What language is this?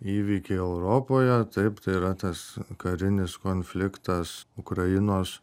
Lithuanian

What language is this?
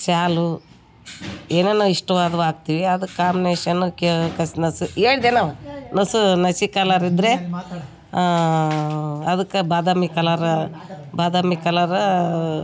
Kannada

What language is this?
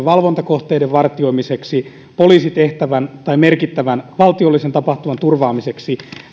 Finnish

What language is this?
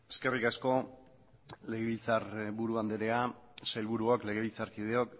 Basque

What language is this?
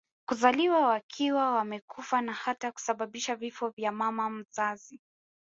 Swahili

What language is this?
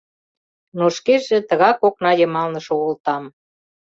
Mari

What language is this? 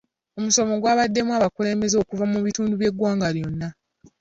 Ganda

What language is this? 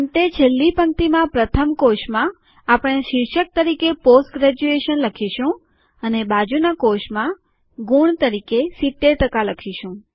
Gujarati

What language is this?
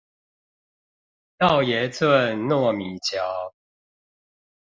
Chinese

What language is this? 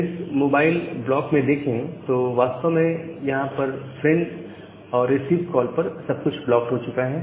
Hindi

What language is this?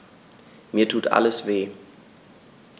German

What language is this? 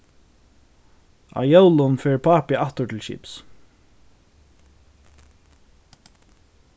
Faroese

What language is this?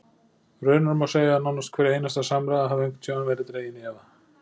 Icelandic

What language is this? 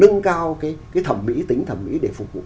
Vietnamese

